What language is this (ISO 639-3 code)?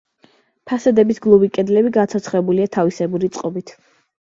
kat